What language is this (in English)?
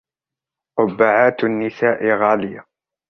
Arabic